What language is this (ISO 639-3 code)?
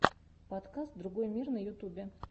rus